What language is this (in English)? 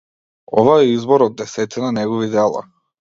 Macedonian